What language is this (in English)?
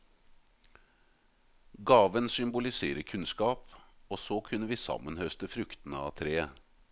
Norwegian